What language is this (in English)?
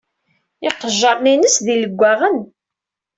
Kabyle